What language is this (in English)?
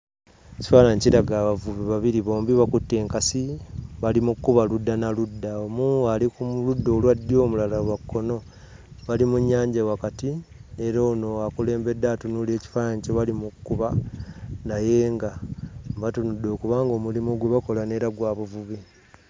Ganda